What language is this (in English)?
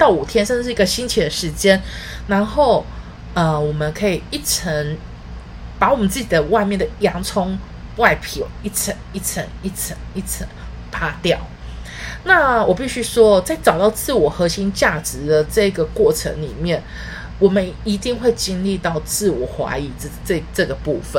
Chinese